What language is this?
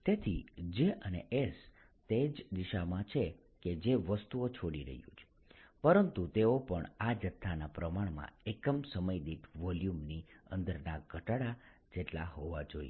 Gujarati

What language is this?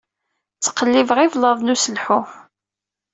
Kabyle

